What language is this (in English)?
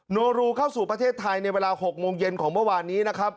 Thai